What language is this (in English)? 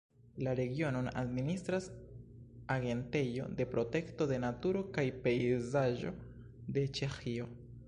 Esperanto